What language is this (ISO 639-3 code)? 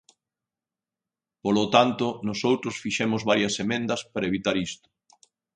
glg